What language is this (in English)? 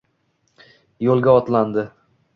Uzbek